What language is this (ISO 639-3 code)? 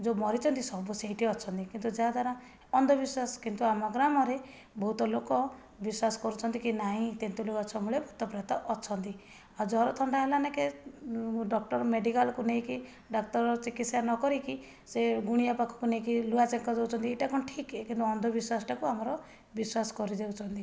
ori